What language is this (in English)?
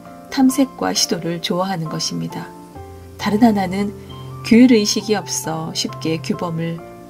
Korean